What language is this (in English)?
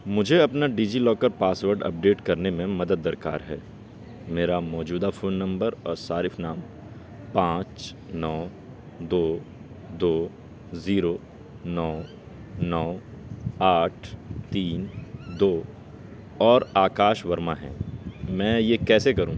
Urdu